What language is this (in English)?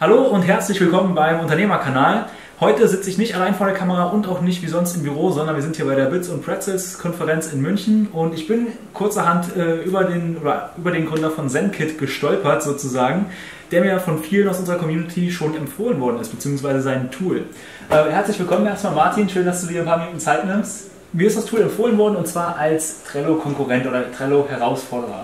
German